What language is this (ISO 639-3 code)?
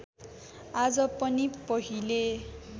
nep